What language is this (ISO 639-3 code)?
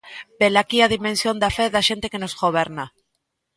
glg